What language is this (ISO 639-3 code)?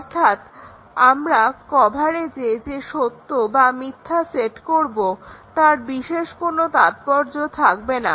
ben